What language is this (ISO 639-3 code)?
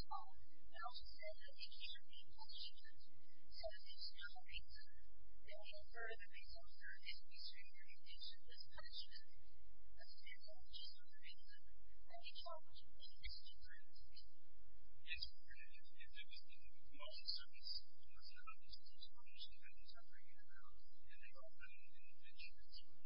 eng